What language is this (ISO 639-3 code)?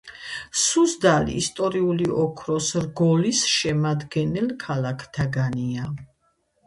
kat